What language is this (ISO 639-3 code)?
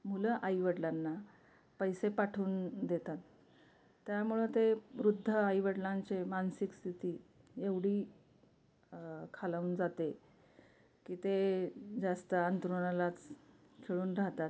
mar